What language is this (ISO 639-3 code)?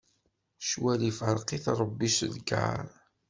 kab